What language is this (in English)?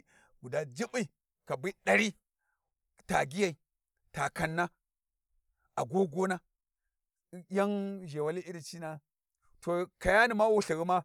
Warji